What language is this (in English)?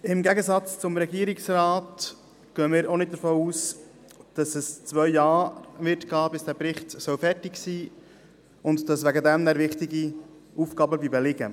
Swiss German